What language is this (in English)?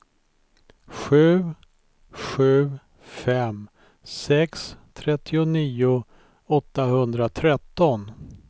Swedish